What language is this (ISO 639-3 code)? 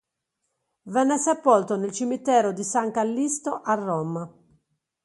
ita